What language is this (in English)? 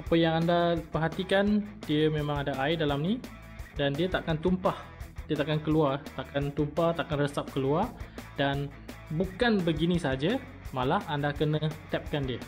Malay